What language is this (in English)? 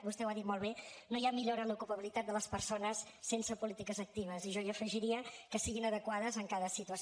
Catalan